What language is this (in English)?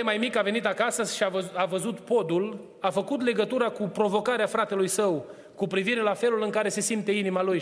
Romanian